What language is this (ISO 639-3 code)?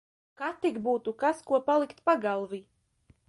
lav